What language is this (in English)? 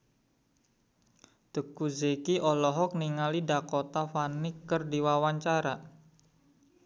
Sundanese